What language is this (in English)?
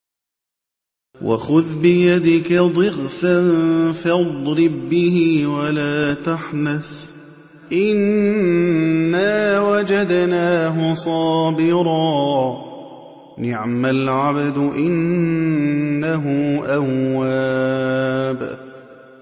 Arabic